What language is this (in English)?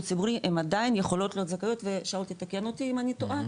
Hebrew